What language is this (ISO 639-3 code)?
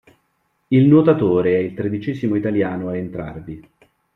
ita